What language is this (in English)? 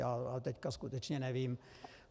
Czech